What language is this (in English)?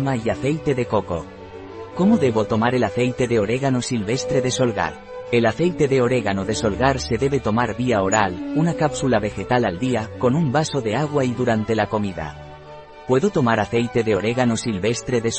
Spanish